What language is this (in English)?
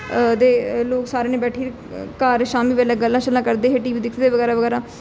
Dogri